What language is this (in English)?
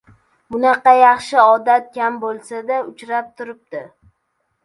Uzbek